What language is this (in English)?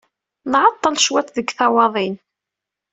Kabyle